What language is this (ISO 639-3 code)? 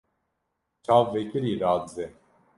kur